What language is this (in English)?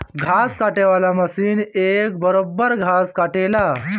Bhojpuri